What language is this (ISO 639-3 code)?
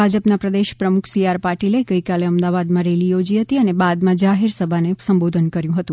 guj